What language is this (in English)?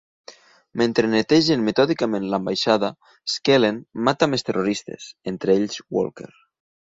Catalan